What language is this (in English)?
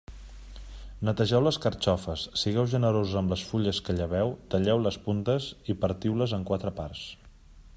Catalan